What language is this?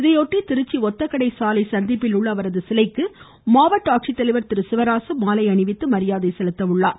Tamil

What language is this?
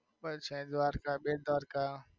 Gujarati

